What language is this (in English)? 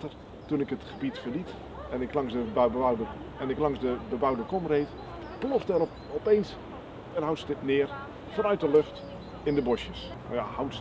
Dutch